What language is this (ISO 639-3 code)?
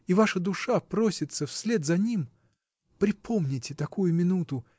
rus